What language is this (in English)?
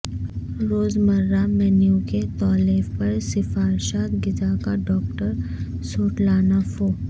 Urdu